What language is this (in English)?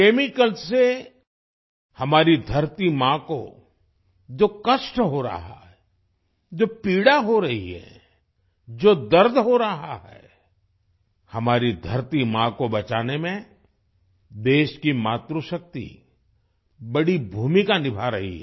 Hindi